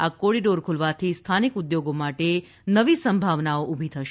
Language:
Gujarati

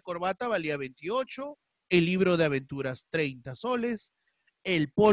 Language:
Spanish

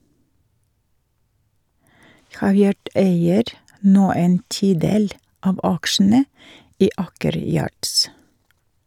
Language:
Norwegian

